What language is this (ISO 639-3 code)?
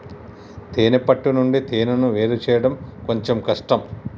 tel